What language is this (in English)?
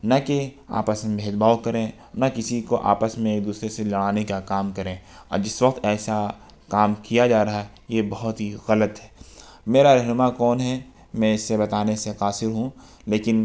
Urdu